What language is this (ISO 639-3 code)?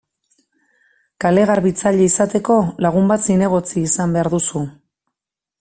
eus